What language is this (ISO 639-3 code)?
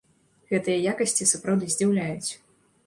bel